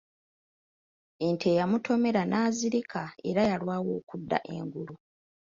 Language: Ganda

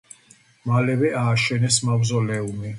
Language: Georgian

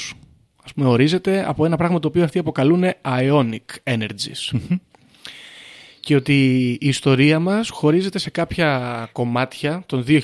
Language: Greek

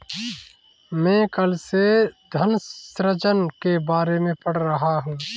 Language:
Hindi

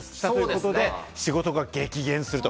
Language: Japanese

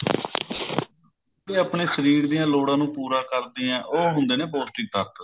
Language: Punjabi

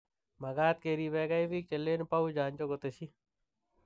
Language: Kalenjin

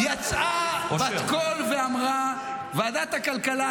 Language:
Hebrew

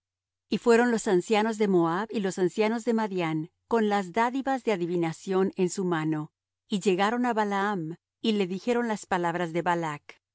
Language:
Spanish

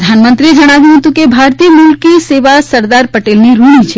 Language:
Gujarati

